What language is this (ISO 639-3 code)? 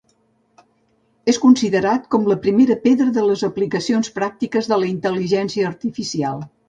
cat